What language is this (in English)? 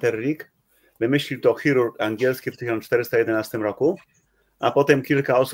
Polish